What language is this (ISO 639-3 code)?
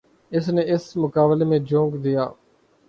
urd